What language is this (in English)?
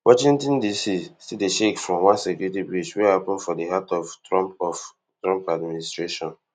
Nigerian Pidgin